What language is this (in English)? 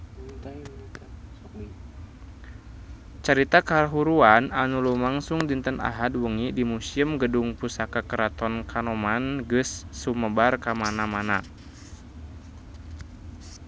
Sundanese